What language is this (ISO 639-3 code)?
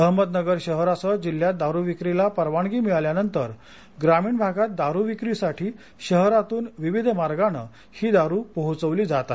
mar